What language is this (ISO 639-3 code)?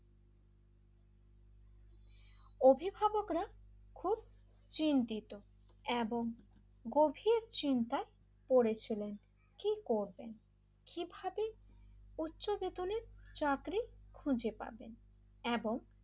ben